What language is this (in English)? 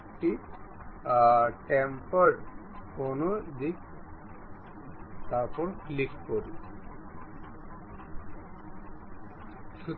Bangla